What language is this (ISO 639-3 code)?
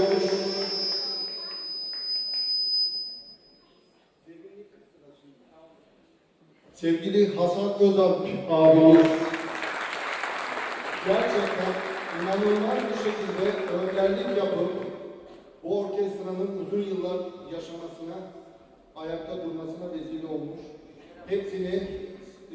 tur